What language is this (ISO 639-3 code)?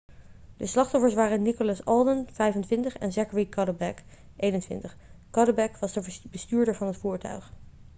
nld